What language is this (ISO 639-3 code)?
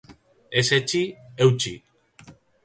eus